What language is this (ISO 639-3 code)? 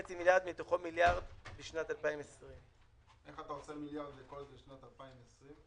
heb